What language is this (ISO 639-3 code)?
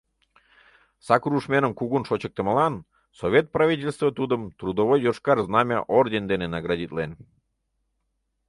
chm